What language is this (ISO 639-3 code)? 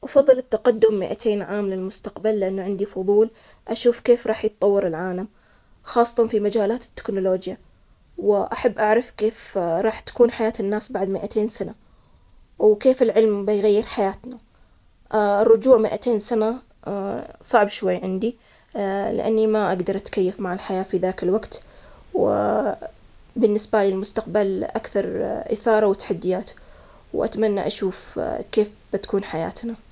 acx